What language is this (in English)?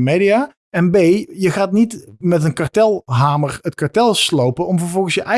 Dutch